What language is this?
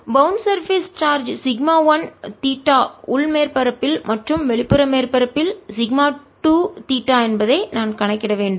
Tamil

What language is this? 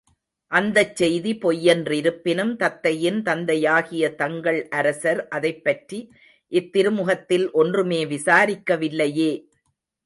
Tamil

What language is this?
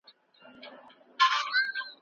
Pashto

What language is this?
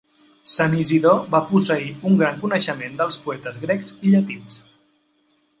Catalan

